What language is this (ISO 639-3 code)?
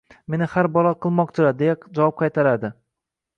uzb